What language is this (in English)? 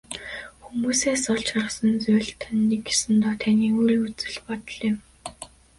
Mongolian